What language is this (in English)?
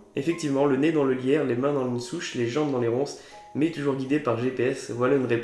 French